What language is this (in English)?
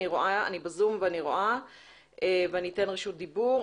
Hebrew